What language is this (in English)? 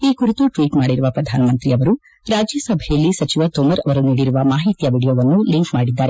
Kannada